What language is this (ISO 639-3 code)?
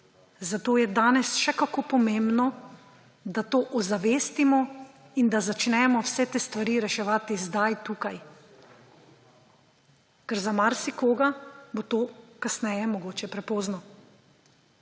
slv